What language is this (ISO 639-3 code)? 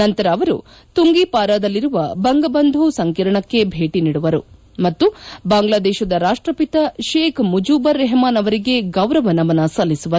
kan